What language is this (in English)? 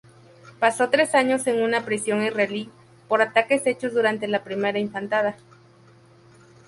Spanish